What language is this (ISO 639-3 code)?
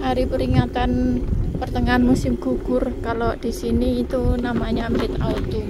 ind